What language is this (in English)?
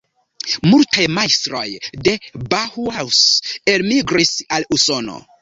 Esperanto